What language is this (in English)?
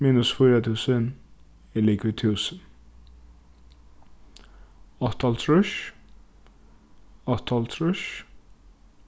Faroese